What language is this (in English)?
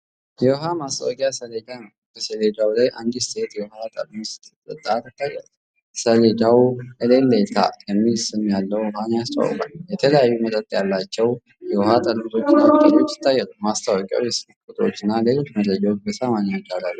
Amharic